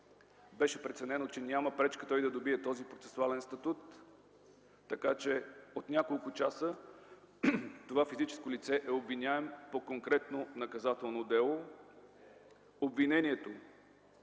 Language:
Bulgarian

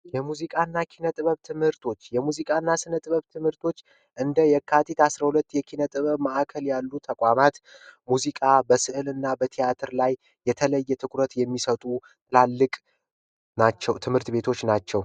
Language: Amharic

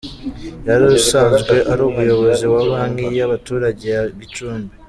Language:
Kinyarwanda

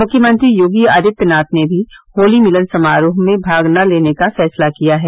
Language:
Hindi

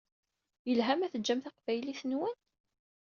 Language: Kabyle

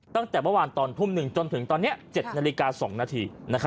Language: Thai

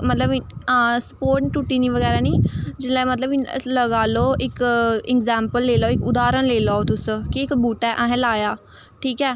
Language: Dogri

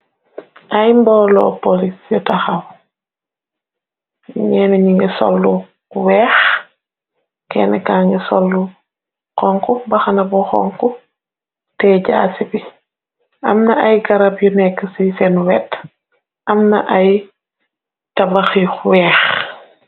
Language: Wolof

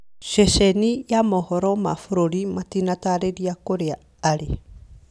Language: Kikuyu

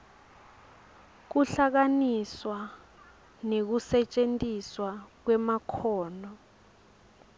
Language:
Swati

